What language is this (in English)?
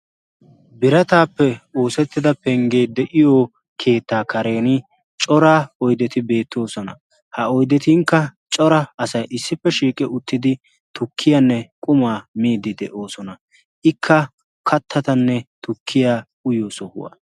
Wolaytta